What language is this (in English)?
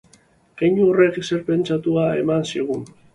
Basque